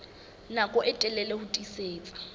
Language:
Southern Sotho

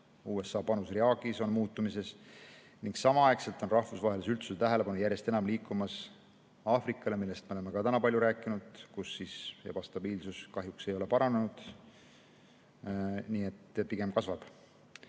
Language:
Estonian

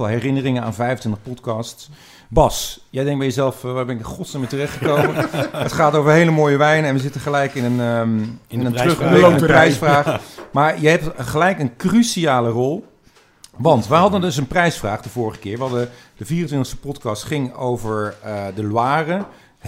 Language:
Dutch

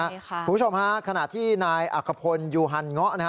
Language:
Thai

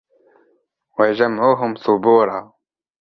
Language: Arabic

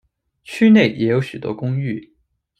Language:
Chinese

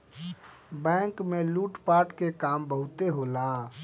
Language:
Bhojpuri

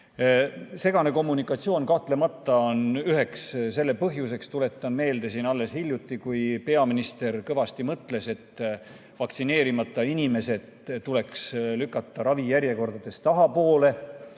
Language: Estonian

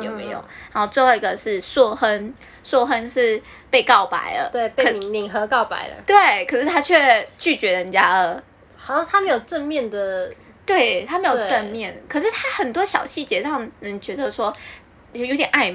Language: Chinese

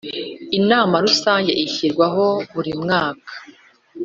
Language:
Kinyarwanda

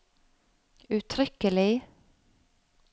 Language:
Norwegian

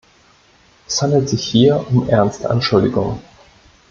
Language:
German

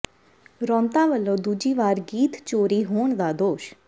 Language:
Punjabi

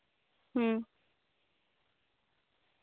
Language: Santali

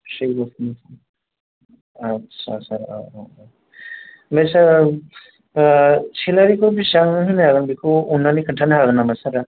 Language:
Bodo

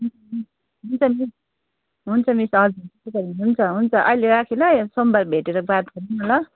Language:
Nepali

